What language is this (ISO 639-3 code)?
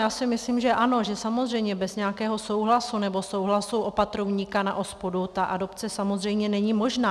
ces